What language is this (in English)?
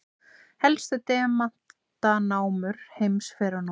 Icelandic